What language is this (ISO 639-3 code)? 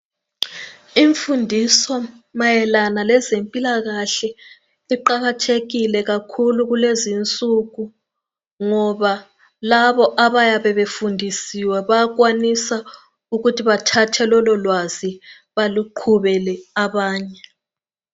nde